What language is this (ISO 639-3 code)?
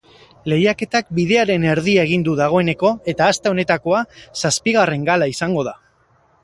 eus